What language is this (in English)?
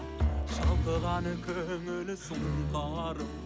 Kazakh